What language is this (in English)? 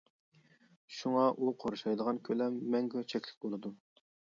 Uyghur